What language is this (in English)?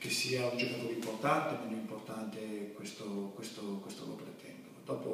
Italian